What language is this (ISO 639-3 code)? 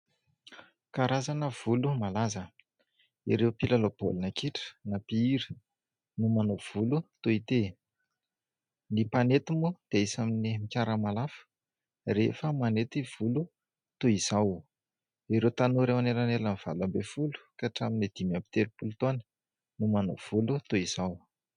mlg